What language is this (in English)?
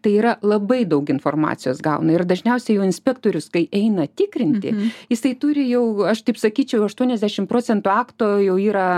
Lithuanian